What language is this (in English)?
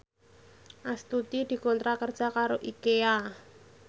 Javanese